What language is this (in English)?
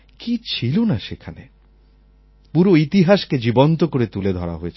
Bangla